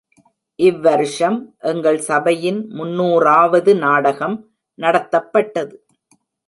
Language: Tamil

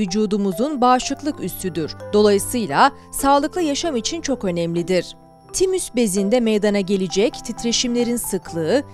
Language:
Turkish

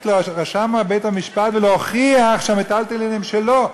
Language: Hebrew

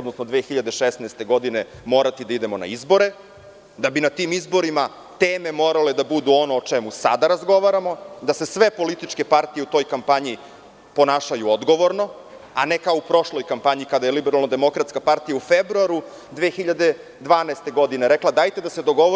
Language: Serbian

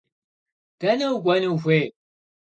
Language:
Kabardian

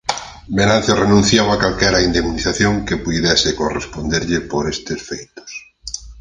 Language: Galician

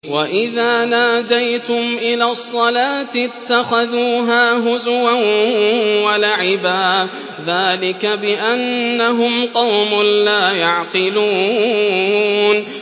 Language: Arabic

